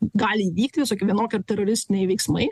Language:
Lithuanian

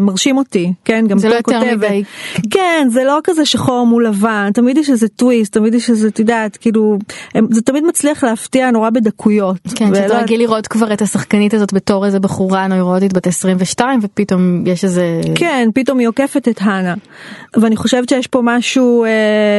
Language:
Hebrew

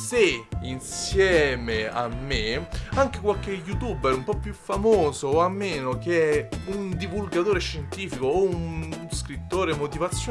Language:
Italian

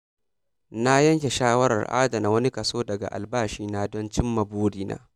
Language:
Hausa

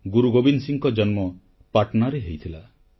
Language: Odia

